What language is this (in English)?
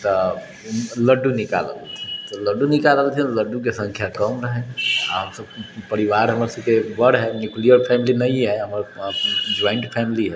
Maithili